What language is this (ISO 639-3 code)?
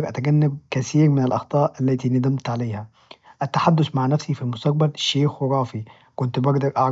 ars